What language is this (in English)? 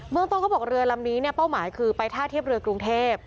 Thai